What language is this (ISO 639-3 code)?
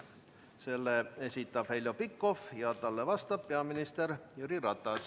est